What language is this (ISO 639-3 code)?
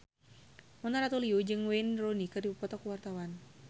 sun